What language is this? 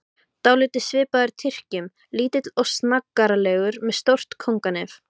Icelandic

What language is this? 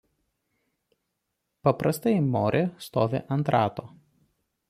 Lithuanian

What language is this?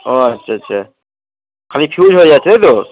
Bangla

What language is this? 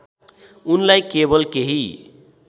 Nepali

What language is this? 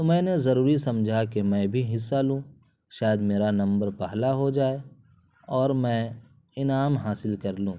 Urdu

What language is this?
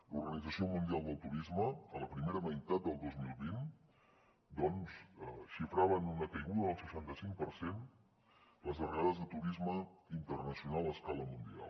Catalan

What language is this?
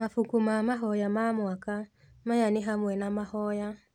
Kikuyu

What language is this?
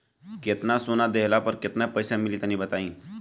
Bhojpuri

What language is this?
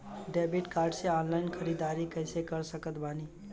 Bhojpuri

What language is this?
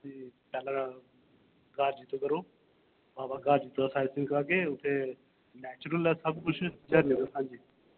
Dogri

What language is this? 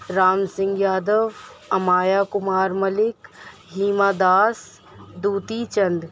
Urdu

